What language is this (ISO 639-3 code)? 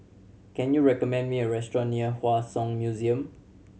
eng